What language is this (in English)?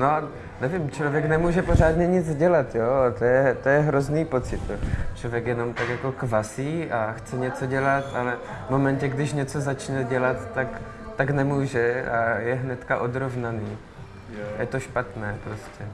Czech